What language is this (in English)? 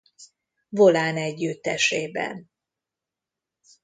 Hungarian